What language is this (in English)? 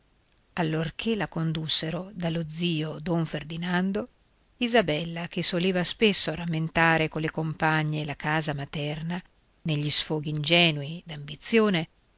Italian